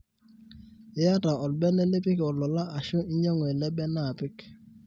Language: Masai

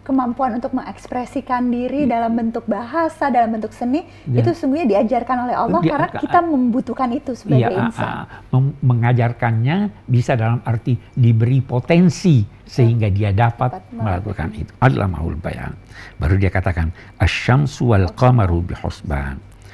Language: Indonesian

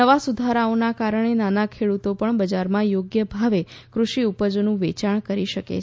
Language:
Gujarati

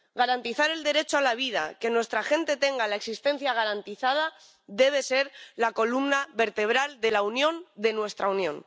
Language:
Spanish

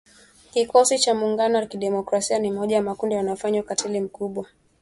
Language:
Swahili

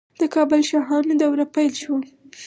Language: Pashto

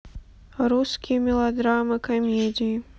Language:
Russian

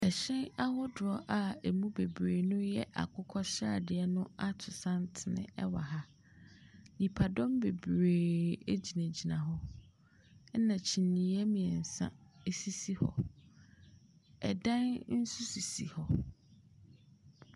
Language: Akan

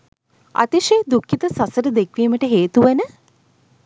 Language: Sinhala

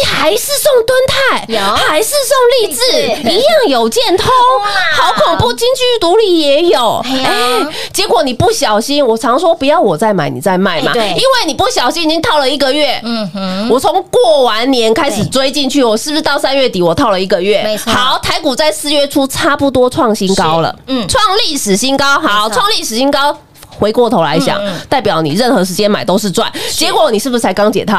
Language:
Chinese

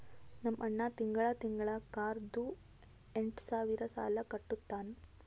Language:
Kannada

